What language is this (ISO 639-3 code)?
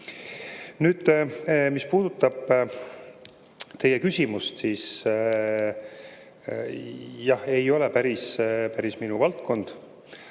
est